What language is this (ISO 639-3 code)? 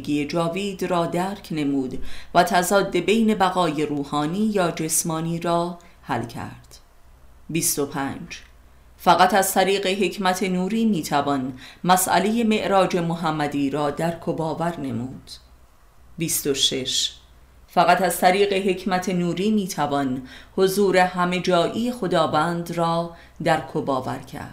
fas